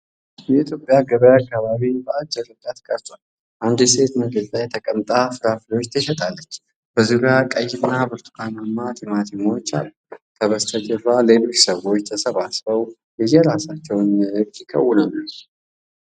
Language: Amharic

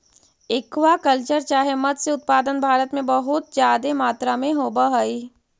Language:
Magahi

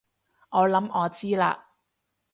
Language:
Cantonese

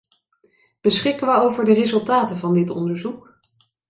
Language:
Dutch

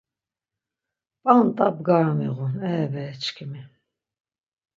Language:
Laz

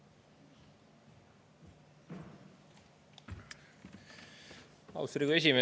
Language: Estonian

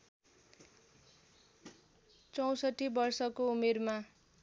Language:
Nepali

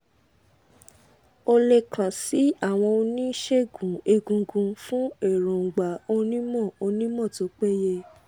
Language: Yoruba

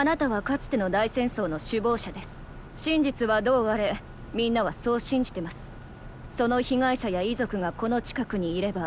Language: Japanese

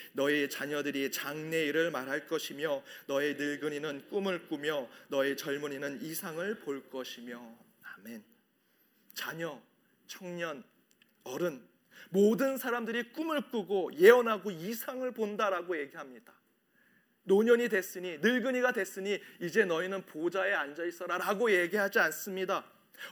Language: Korean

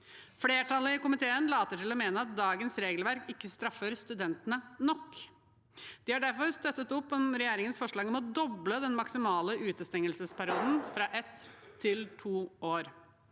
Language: Norwegian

